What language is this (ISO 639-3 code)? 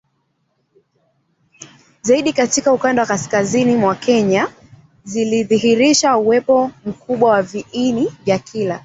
swa